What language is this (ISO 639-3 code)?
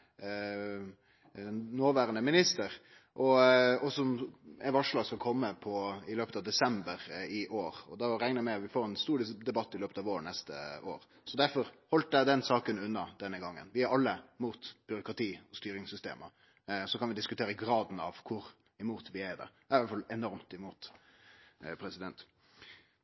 nno